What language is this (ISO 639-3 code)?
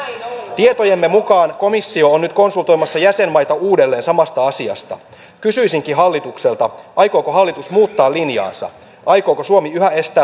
fin